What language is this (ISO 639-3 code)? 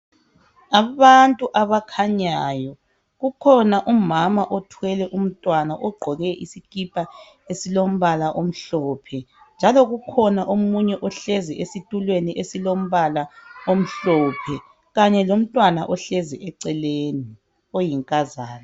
nde